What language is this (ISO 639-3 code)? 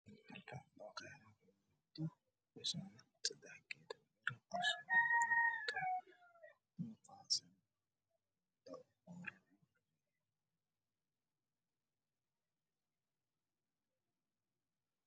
som